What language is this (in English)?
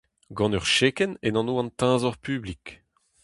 Breton